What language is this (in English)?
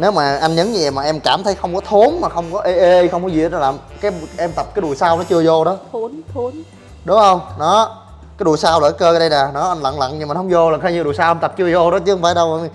Vietnamese